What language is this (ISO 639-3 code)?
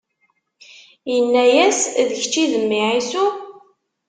kab